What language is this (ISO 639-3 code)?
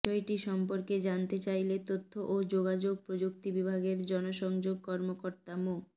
ben